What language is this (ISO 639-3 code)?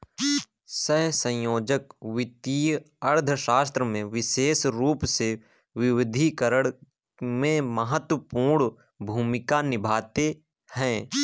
hin